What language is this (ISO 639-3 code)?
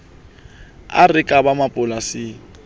sot